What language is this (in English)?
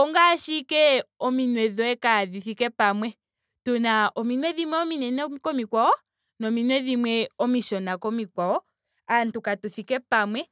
Ndonga